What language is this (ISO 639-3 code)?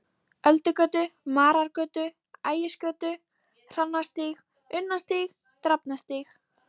isl